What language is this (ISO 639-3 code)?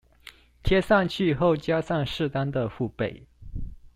zho